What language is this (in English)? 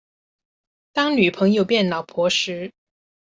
Chinese